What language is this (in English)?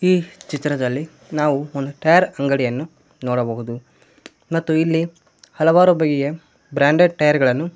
Kannada